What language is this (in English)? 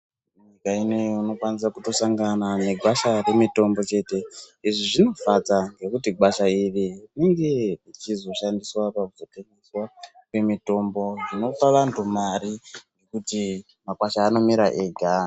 Ndau